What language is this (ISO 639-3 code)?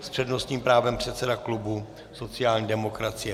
ces